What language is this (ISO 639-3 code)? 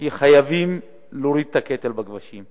heb